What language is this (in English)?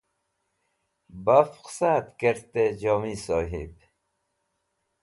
Wakhi